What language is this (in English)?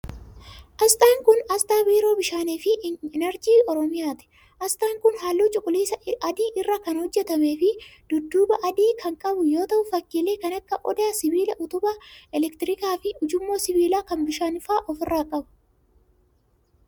Oromo